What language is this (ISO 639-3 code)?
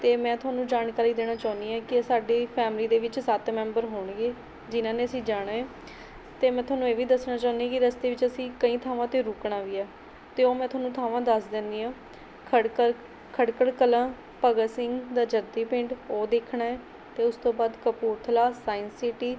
pan